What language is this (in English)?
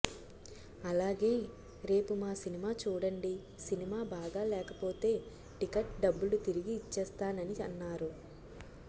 Telugu